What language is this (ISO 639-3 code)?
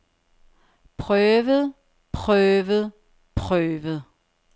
dan